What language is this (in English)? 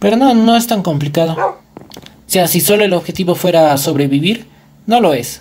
Spanish